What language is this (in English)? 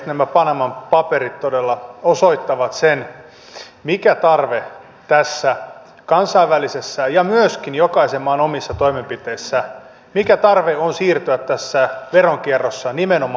Finnish